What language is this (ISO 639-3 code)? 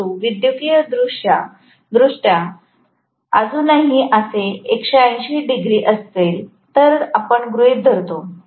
mar